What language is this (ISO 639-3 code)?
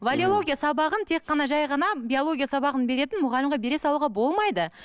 kaz